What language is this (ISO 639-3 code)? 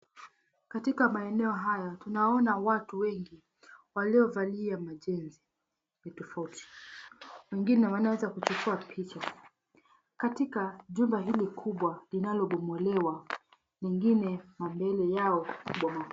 swa